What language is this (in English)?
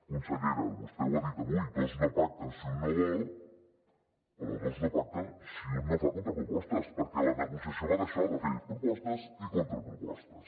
Catalan